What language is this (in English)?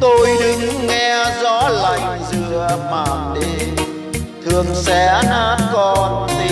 Vietnamese